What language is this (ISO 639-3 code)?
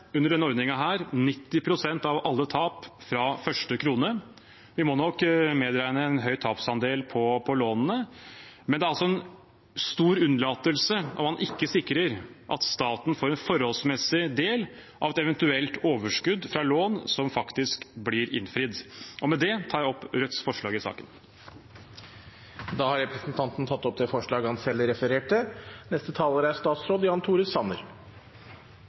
nob